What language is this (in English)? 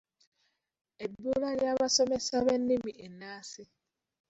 Ganda